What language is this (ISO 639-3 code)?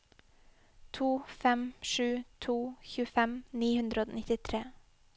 nor